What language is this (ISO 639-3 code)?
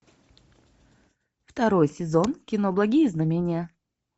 rus